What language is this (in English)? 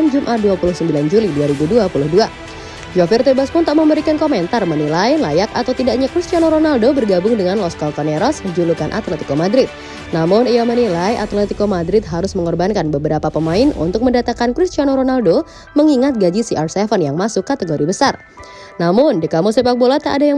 Indonesian